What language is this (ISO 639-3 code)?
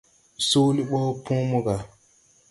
tui